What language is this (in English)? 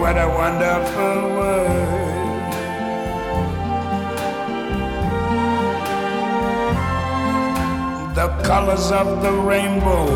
Japanese